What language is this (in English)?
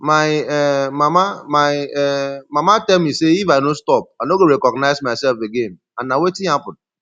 Nigerian Pidgin